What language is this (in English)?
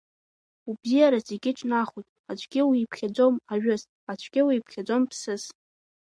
Abkhazian